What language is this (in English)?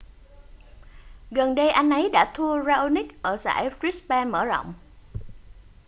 Vietnamese